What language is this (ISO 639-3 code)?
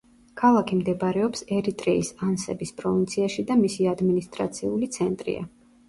kat